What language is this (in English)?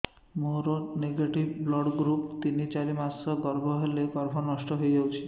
Odia